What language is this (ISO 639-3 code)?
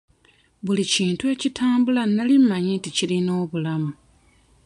lug